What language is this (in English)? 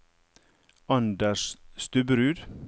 Norwegian